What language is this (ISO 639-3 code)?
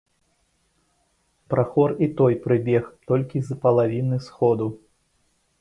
bel